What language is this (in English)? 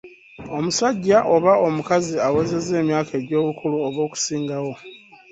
Ganda